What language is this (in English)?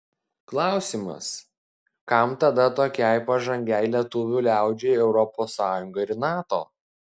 Lithuanian